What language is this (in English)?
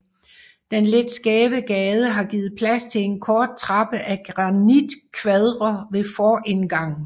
Danish